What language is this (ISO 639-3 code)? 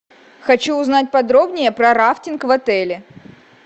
rus